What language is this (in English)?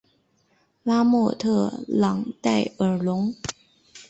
Chinese